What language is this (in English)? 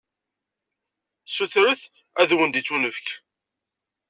Kabyle